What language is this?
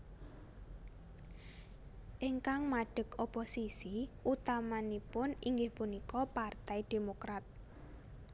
Javanese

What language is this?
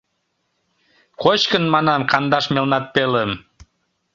Mari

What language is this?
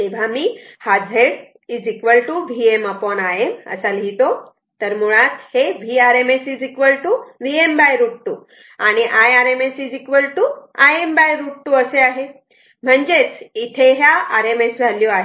Marathi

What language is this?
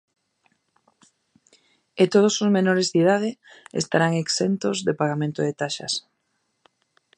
Galician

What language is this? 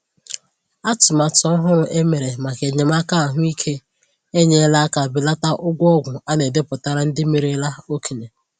Igbo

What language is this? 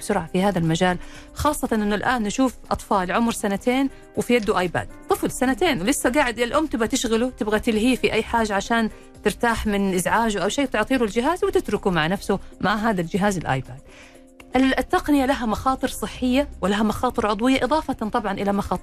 Arabic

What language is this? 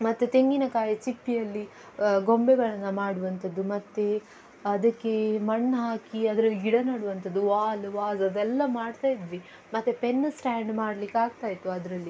Kannada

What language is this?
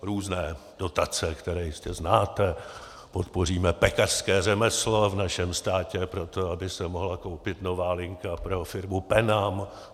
Czech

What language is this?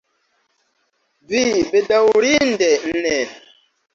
Esperanto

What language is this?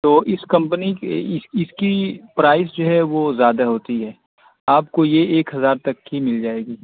Urdu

